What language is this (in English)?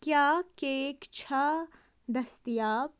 Kashmiri